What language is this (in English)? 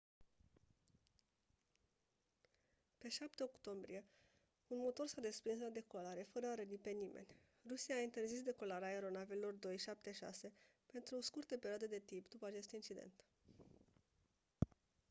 Romanian